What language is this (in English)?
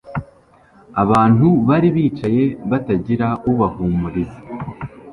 Kinyarwanda